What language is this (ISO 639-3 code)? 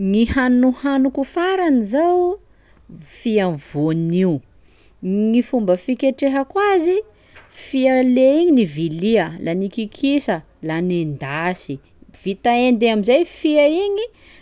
skg